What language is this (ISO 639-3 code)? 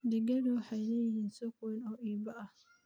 som